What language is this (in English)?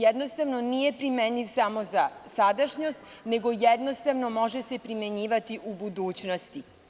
Serbian